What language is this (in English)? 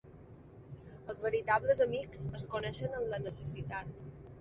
Catalan